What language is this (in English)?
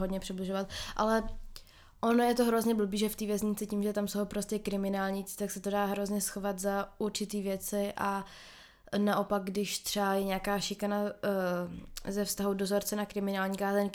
Czech